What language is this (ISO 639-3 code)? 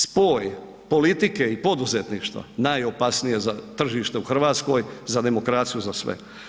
hrv